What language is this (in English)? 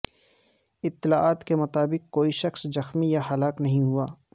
Urdu